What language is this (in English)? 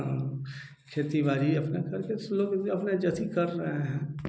Hindi